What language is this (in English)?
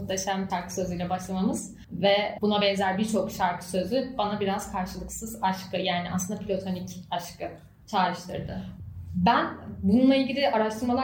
Turkish